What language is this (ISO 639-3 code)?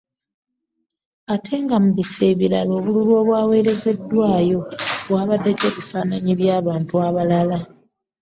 lug